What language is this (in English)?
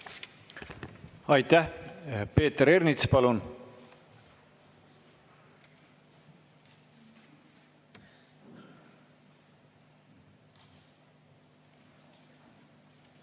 Estonian